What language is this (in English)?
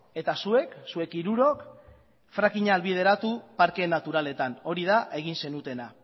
Basque